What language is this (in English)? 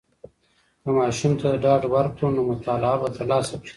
Pashto